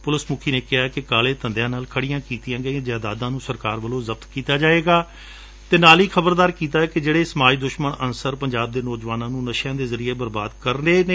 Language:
Punjabi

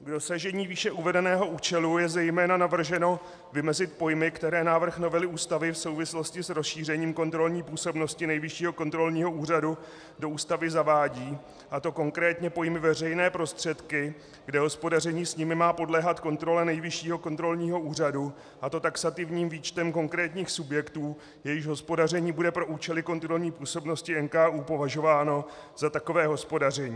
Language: Czech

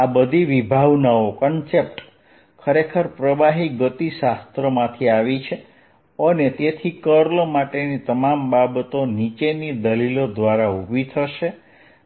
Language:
Gujarati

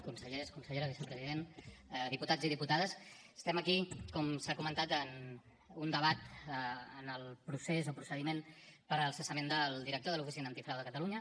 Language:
Catalan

